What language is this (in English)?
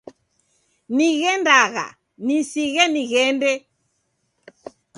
Taita